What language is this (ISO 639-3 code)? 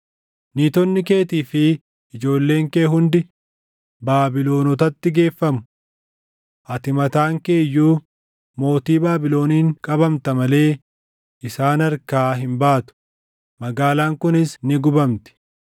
orm